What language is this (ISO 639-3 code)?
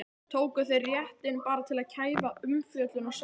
isl